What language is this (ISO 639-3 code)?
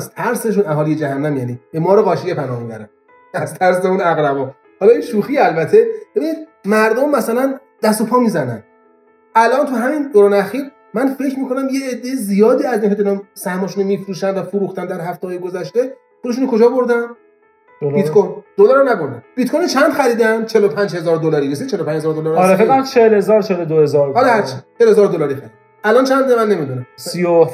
fas